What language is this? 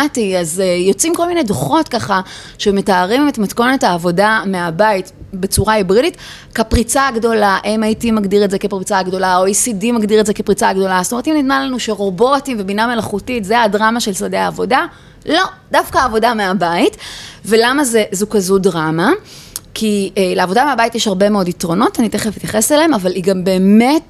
Hebrew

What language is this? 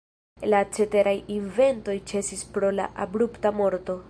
Esperanto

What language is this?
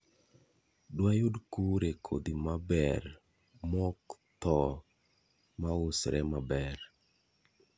Luo (Kenya and Tanzania)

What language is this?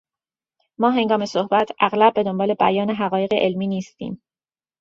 Persian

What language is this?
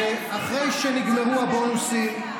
Hebrew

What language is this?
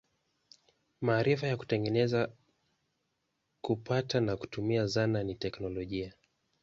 Swahili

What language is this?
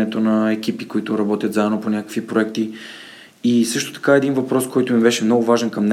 Bulgarian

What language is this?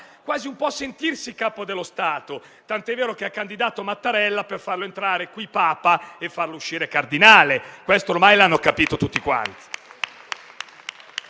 Italian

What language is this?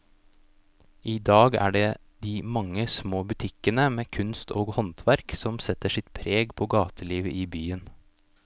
Norwegian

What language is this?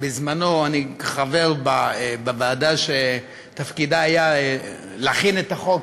Hebrew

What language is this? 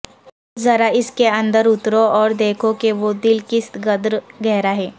Urdu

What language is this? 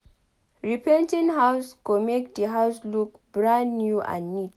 Nigerian Pidgin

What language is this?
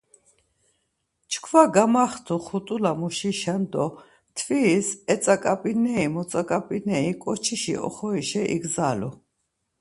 Laz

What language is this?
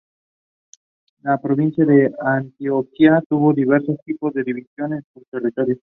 Spanish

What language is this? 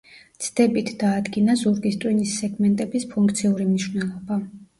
Georgian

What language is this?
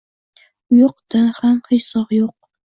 Uzbek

